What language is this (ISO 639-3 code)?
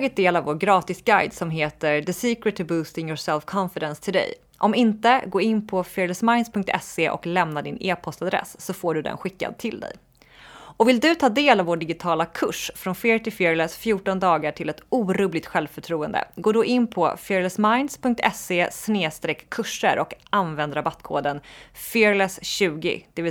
swe